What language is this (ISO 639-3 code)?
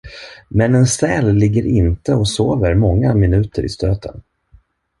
swe